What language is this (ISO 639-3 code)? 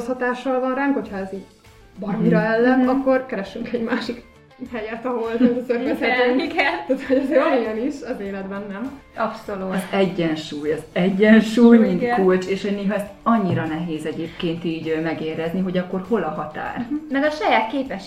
hun